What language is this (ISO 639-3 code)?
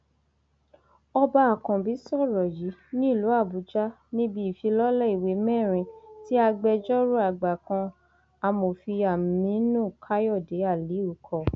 yor